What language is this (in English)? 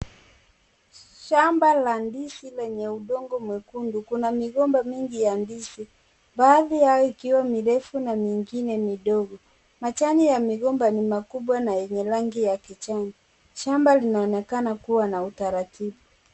Swahili